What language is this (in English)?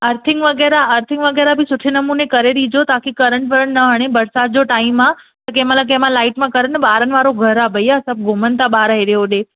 Sindhi